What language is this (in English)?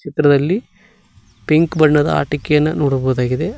Kannada